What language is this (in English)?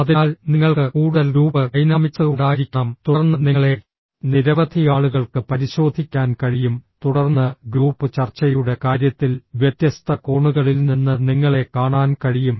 Malayalam